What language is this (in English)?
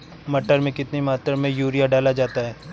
Hindi